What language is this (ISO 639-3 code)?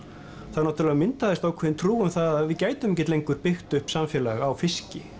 isl